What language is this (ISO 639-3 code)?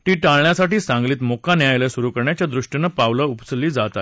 mar